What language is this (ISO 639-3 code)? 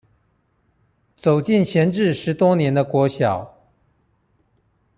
zho